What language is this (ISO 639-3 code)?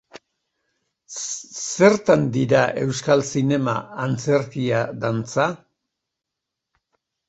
eus